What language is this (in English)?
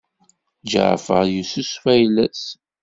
Kabyle